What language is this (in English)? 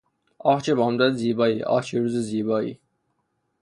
Persian